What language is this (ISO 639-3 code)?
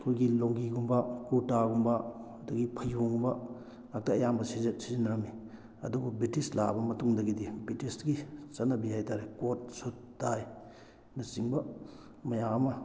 mni